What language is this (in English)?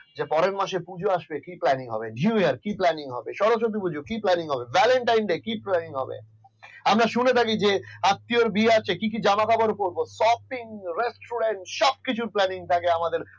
Bangla